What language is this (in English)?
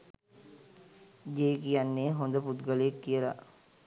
Sinhala